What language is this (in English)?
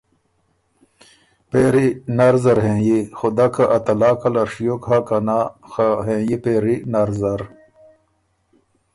Ormuri